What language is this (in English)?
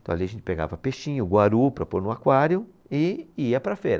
Portuguese